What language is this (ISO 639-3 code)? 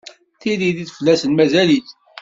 kab